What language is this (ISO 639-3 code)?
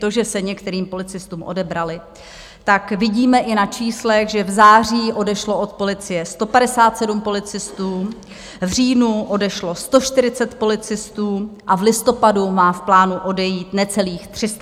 ces